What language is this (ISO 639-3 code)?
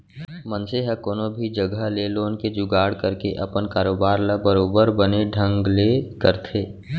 hne